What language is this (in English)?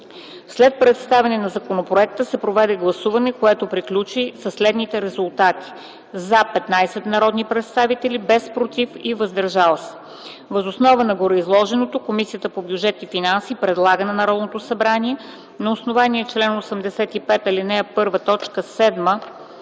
Bulgarian